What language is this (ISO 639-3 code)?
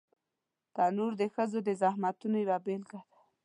pus